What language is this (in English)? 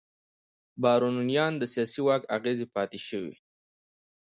Pashto